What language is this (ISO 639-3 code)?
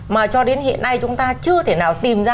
vie